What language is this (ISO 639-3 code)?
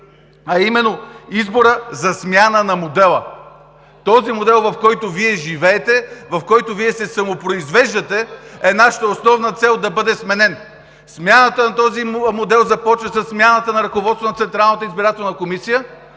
bul